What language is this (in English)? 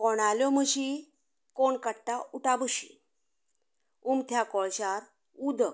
Konkani